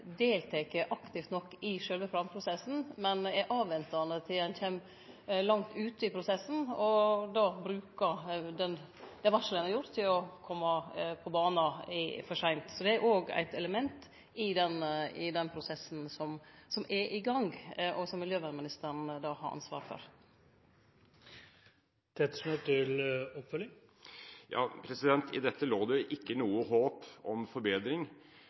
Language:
Norwegian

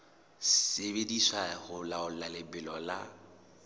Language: Southern Sotho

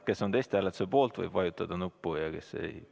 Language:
Estonian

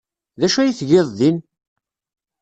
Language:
Kabyle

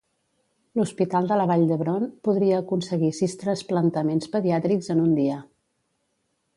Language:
Catalan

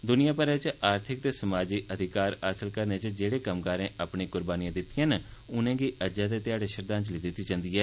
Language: Dogri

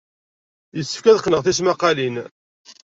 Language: Kabyle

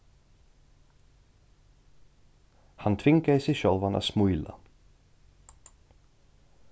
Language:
Faroese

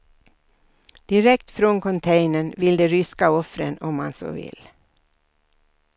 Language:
Swedish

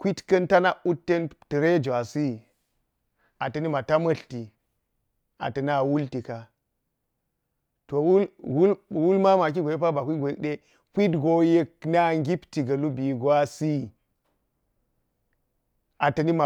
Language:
Geji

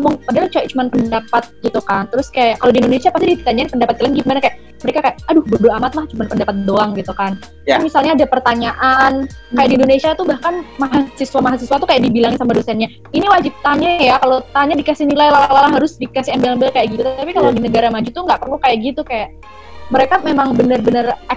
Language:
Indonesian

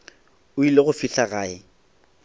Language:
Northern Sotho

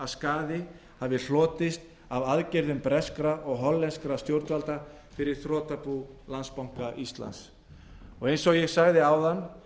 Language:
Icelandic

